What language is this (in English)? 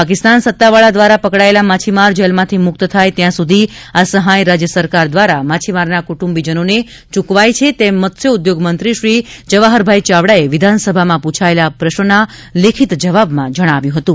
Gujarati